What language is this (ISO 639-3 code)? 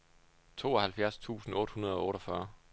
dan